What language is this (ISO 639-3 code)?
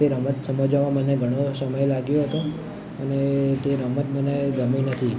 guj